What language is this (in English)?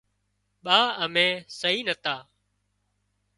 Wadiyara Koli